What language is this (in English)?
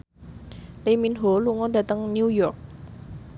Javanese